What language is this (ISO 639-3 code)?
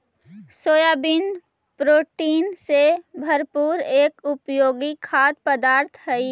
mag